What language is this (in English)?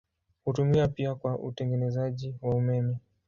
Swahili